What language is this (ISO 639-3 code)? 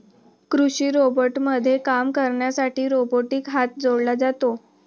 mar